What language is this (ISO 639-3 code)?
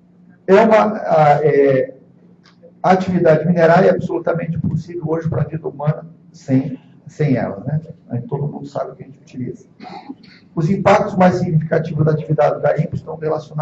por